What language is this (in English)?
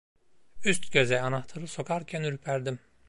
Turkish